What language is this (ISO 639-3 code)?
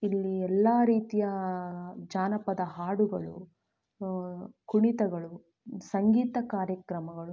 kan